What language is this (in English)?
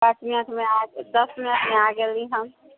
Maithili